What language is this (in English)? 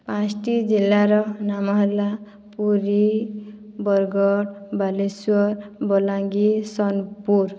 Odia